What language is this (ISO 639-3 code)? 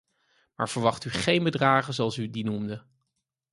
nld